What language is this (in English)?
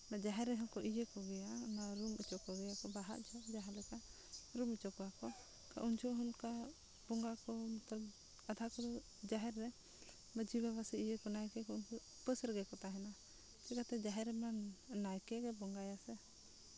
Santali